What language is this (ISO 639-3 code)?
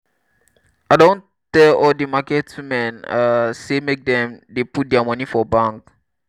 pcm